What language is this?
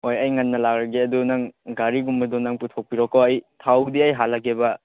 Manipuri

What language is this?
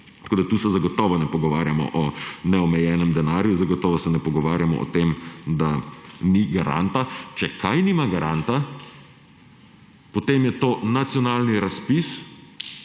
Slovenian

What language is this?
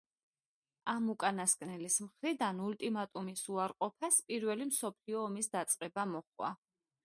Georgian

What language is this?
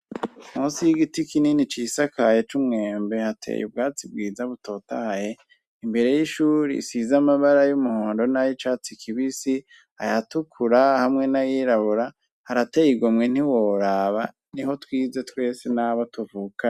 Rundi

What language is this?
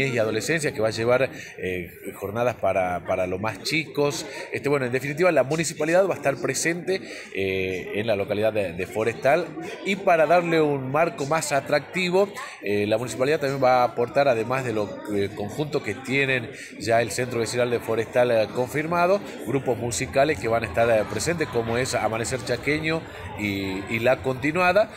Spanish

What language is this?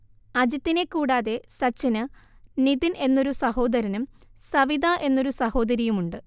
Malayalam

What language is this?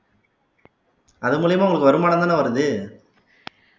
Tamil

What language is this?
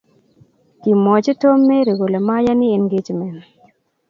Kalenjin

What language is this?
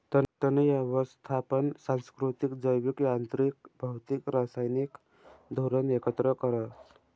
Marathi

